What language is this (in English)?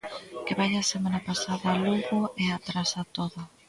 Galician